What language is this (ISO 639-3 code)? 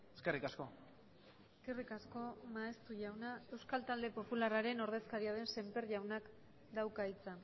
eus